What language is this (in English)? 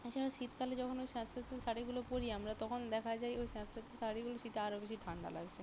Bangla